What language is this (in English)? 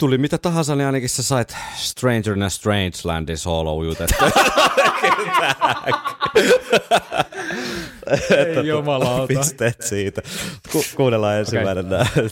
Finnish